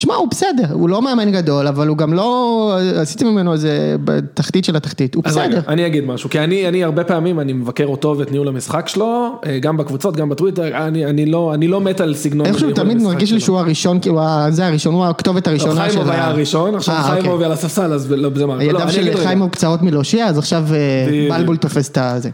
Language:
Hebrew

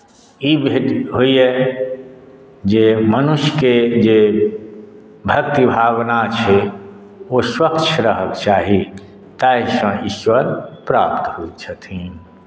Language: Maithili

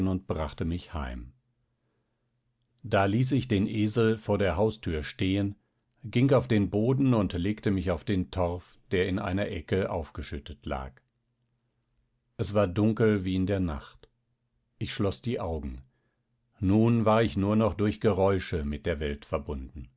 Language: German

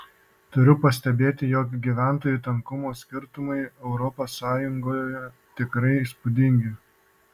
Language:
Lithuanian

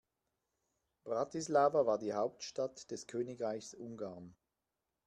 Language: German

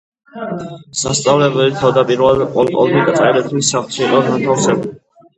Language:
Georgian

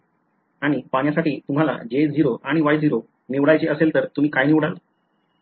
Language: Marathi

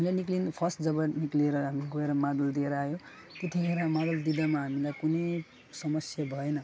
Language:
Nepali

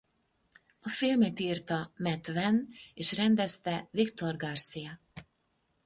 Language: Hungarian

